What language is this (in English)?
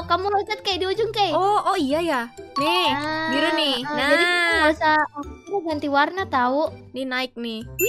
Indonesian